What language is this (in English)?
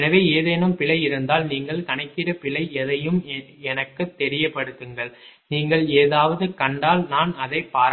Tamil